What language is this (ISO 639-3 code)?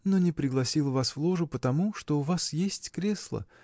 rus